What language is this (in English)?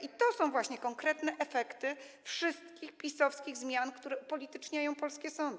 Polish